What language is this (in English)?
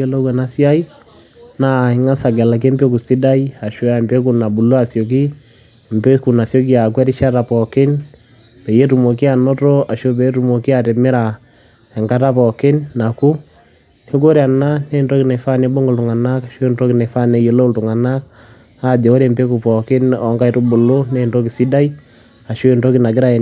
Masai